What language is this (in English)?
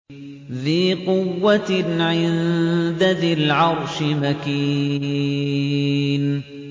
Arabic